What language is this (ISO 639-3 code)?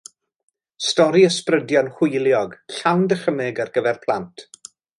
cym